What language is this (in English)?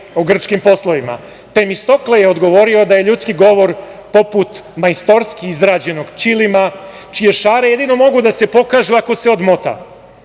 Serbian